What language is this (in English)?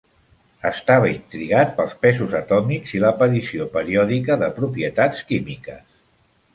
Catalan